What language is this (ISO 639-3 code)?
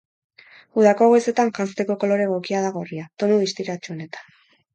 eus